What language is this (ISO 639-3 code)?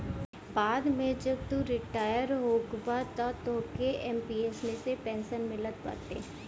bho